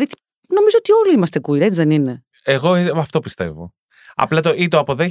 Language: Greek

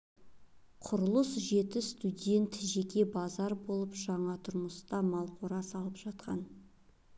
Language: Kazakh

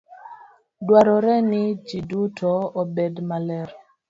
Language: Luo (Kenya and Tanzania)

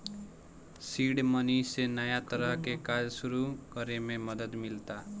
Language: Bhojpuri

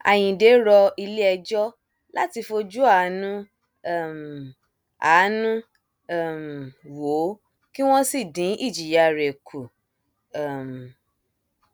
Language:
Yoruba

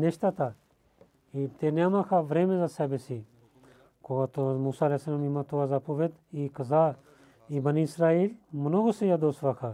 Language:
Bulgarian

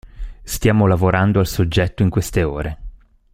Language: Italian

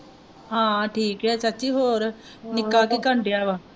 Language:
Punjabi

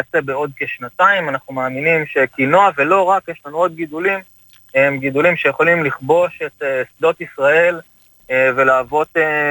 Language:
Hebrew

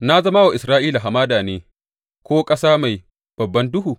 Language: Hausa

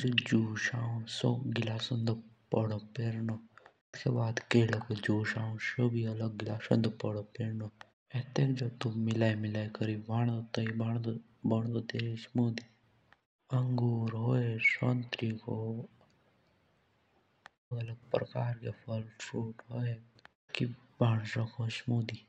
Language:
Jaunsari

